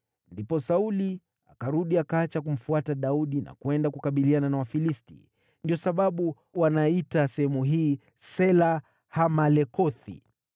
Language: Swahili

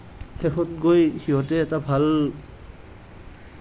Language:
Assamese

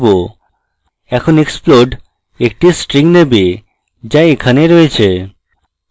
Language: Bangla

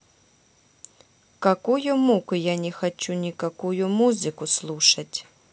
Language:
Russian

